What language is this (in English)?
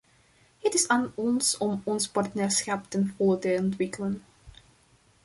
Dutch